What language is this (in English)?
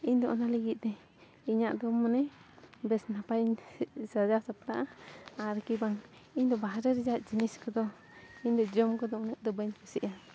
Santali